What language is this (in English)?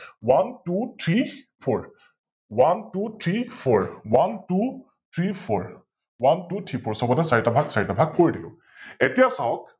Assamese